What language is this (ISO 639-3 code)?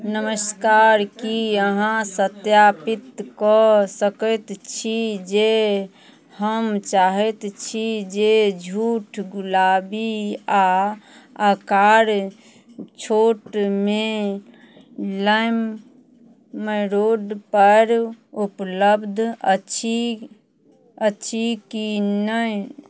mai